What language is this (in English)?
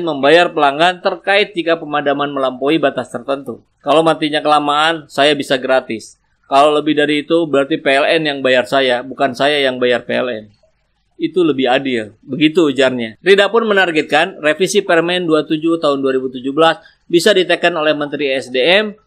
Indonesian